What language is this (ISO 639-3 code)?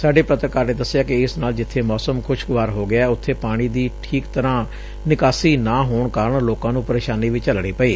pan